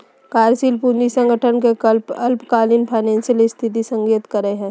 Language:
Magahi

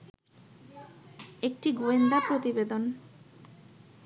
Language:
Bangla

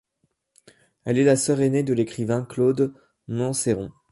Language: French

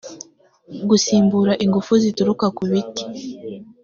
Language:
Kinyarwanda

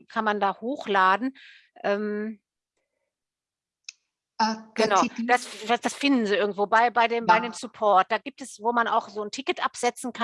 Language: German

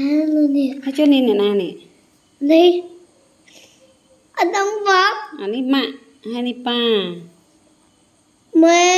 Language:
Vietnamese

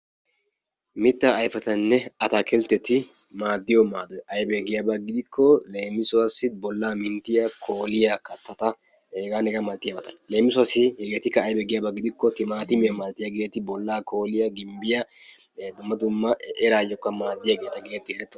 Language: Wolaytta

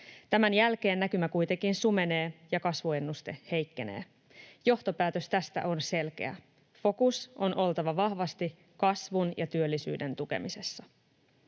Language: Finnish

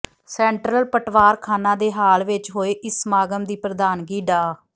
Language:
Punjabi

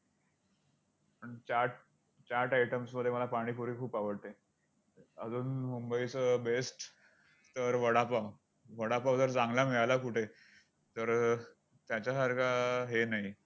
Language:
Marathi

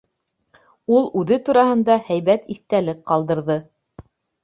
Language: Bashkir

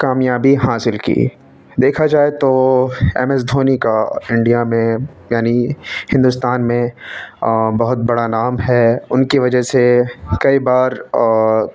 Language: Urdu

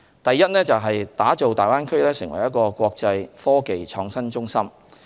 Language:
Cantonese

